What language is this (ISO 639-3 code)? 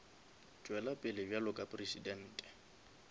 nso